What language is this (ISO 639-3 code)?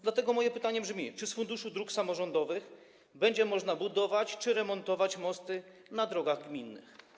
pol